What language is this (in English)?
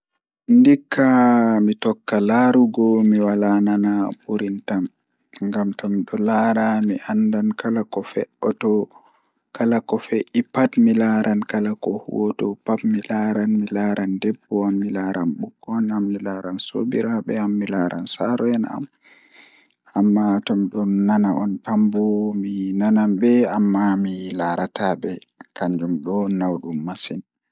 Fula